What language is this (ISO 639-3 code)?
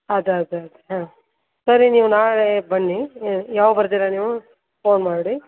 kan